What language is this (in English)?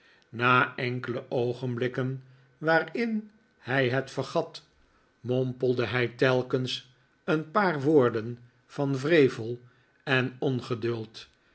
Dutch